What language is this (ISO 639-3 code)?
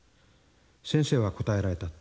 jpn